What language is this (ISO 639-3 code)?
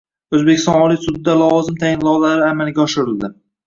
uzb